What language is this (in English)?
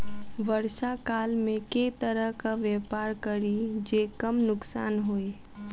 Maithili